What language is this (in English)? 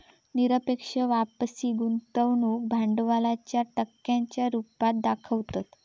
Marathi